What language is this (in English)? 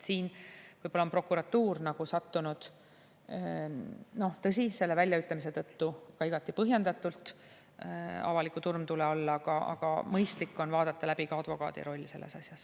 Estonian